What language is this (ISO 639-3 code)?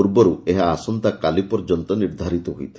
ori